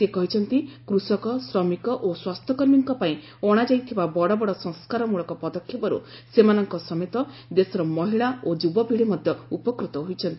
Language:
Odia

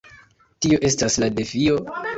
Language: Esperanto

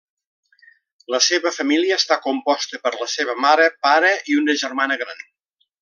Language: Catalan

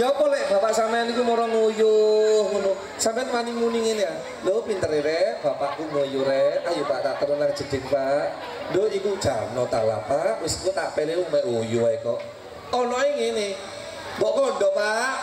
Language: Indonesian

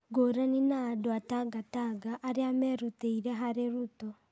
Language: Kikuyu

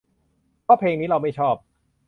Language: Thai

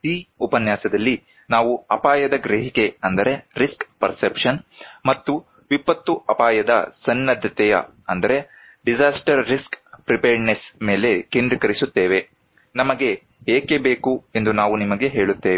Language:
Kannada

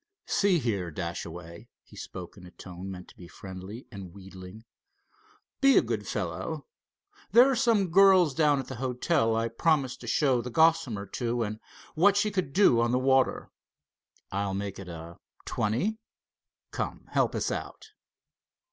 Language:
English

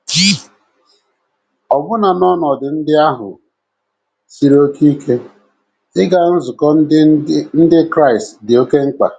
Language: Igbo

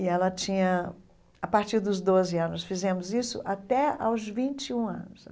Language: Portuguese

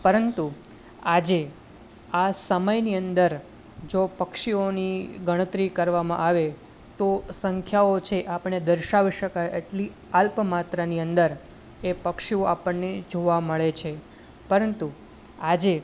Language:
Gujarati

